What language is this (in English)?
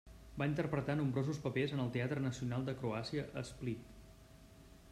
Catalan